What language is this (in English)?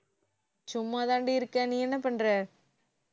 Tamil